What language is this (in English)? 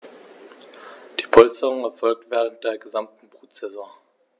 German